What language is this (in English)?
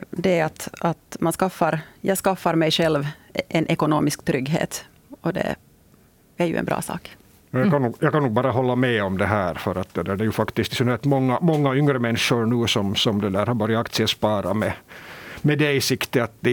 Swedish